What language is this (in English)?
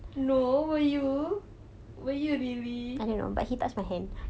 English